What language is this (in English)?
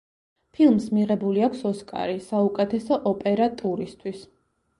Georgian